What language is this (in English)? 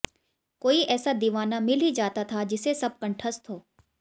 Hindi